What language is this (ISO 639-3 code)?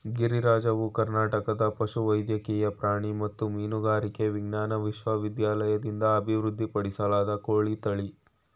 kan